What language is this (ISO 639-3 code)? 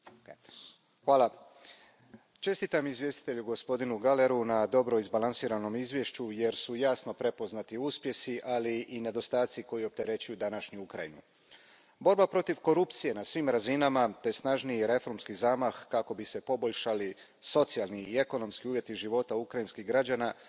hrv